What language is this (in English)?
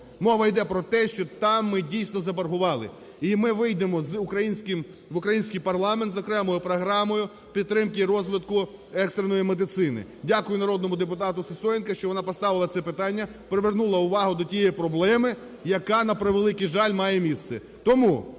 Ukrainian